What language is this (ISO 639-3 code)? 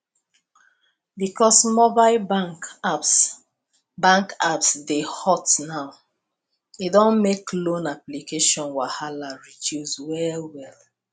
pcm